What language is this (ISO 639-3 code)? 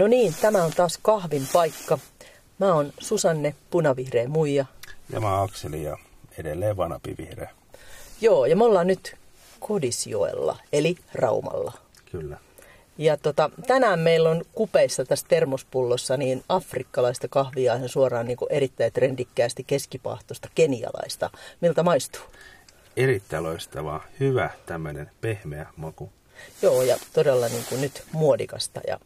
fin